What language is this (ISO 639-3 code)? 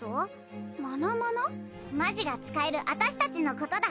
jpn